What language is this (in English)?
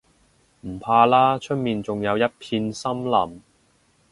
Cantonese